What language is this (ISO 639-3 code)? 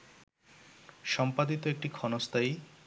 ben